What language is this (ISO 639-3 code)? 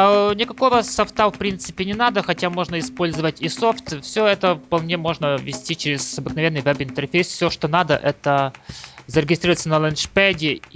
rus